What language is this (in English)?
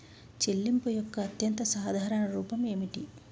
Telugu